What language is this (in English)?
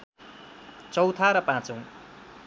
Nepali